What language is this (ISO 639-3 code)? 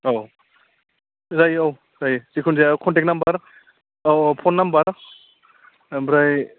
brx